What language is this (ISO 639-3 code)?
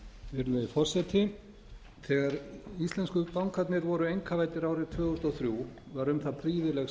isl